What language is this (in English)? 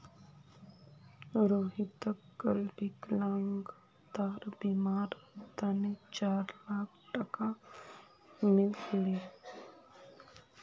Magahi